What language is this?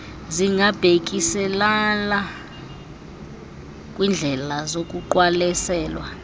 Xhosa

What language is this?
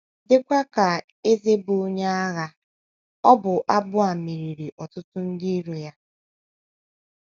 Igbo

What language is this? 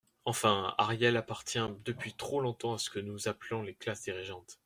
French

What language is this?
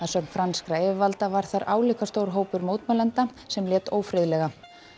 Icelandic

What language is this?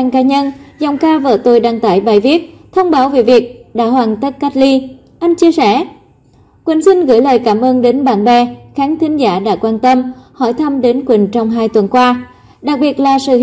Vietnamese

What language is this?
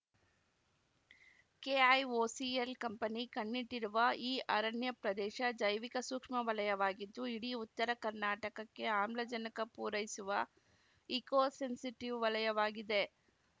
Kannada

